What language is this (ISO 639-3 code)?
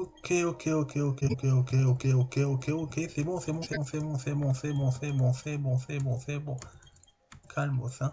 fra